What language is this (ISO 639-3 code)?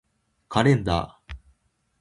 jpn